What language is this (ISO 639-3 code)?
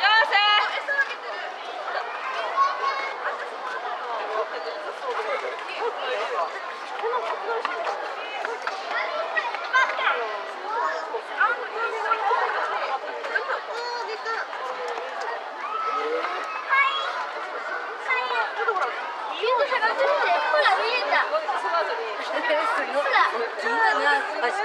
jpn